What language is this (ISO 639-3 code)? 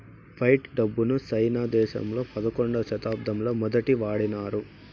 tel